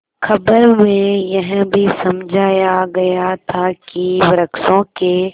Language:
Hindi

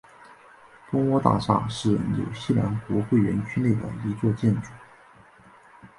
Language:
Chinese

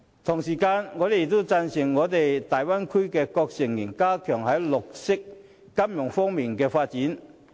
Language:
Cantonese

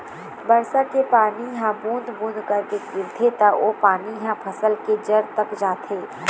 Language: Chhattisgarhi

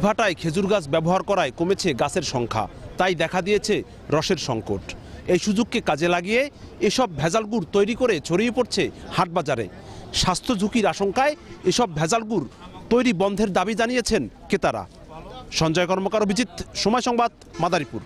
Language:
Turkish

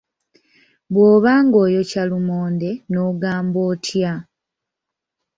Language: Ganda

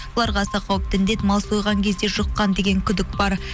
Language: Kazakh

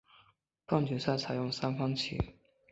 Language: Chinese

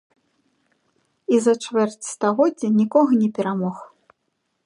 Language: Belarusian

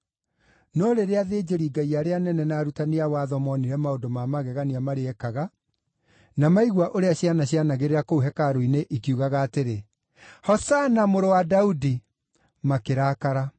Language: Kikuyu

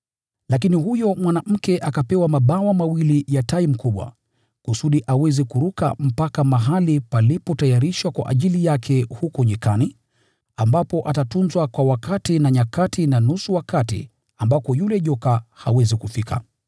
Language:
Swahili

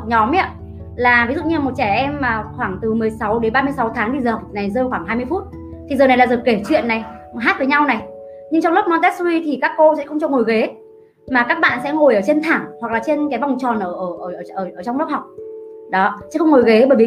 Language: Vietnamese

